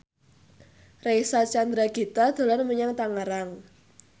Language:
Javanese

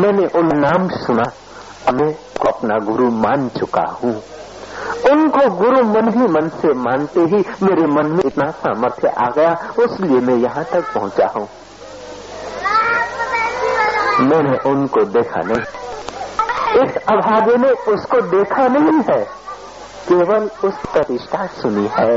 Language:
Hindi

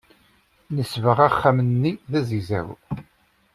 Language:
Kabyle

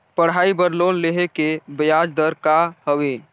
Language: Chhattisgarhi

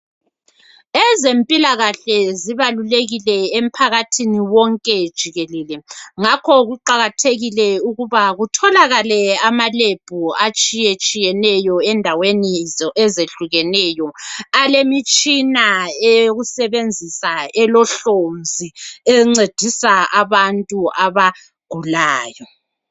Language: North Ndebele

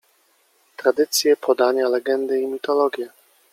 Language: Polish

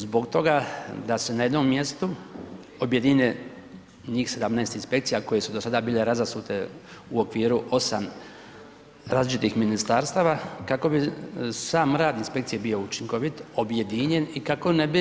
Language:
Croatian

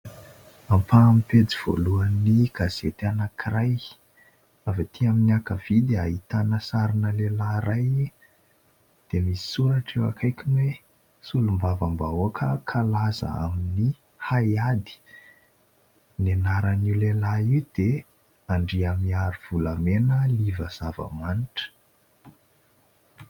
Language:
Malagasy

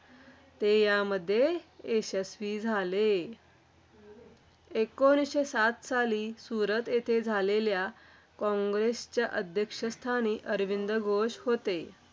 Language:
Marathi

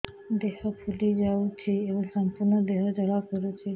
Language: Odia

